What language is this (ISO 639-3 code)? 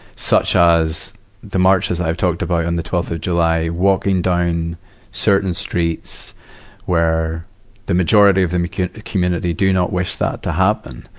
eng